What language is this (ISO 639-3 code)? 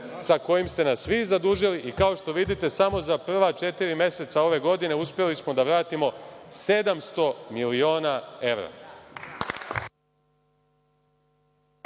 srp